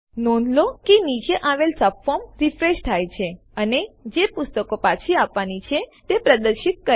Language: Gujarati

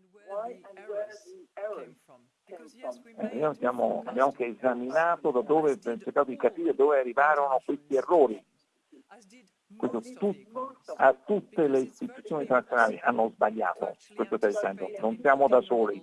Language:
Italian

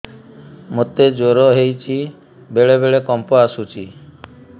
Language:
Odia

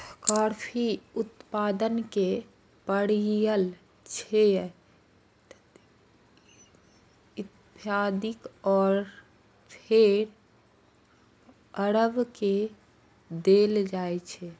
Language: Maithili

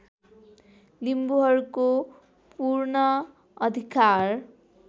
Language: Nepali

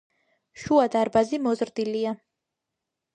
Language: Georgian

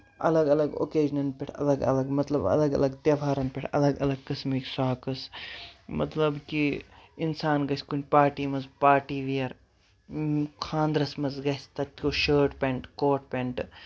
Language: Kashmiri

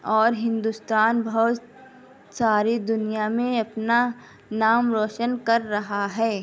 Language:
Urdu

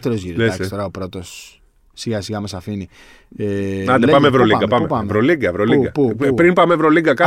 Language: Greek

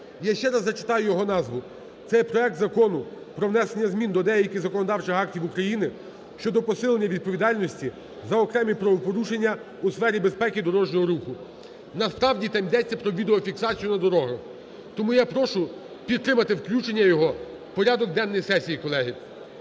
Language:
Ukrainian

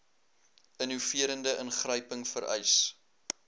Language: Afrikaans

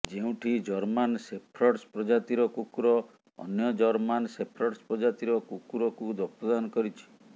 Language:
Odia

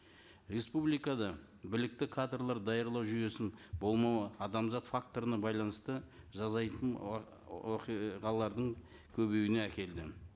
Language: Kazakh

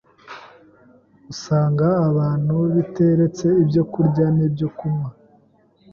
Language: Kinyarwanda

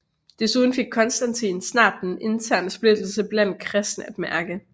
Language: Danish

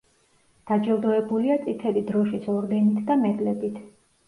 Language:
Georgian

